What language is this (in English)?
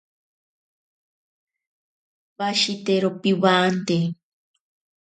Ashéninka Perené